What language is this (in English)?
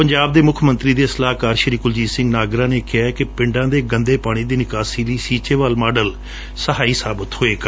Punjabi